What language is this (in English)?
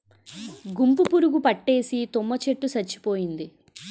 Telugu